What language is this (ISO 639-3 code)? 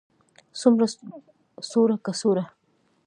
pus